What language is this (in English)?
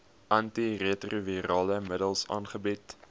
Afrikaans